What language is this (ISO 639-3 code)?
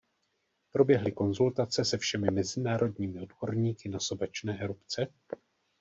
ces